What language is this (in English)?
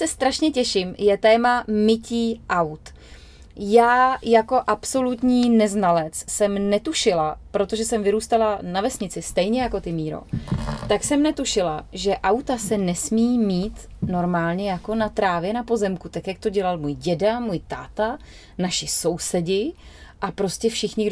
Czech